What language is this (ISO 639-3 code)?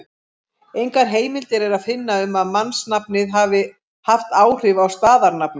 isl